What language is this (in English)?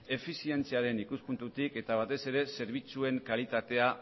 Basque